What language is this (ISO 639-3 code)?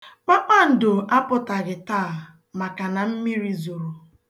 ibo